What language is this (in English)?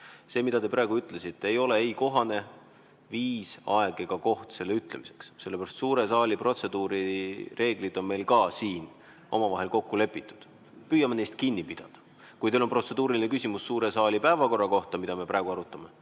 Estonian